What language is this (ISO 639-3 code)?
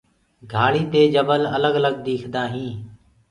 ggg